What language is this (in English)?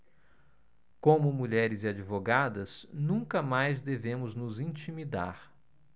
Portuguese